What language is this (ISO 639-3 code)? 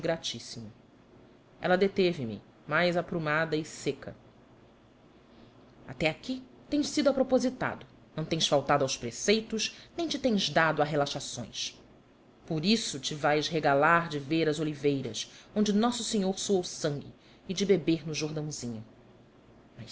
por